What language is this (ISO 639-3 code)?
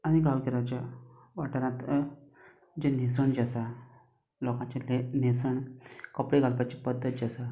kok